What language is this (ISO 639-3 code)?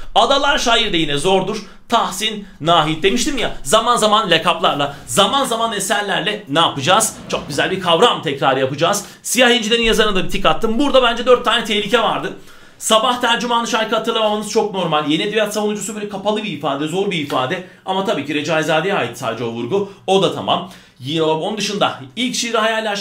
tur